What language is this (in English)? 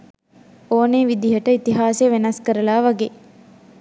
Sinhala